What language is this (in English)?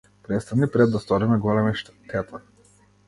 Macedonian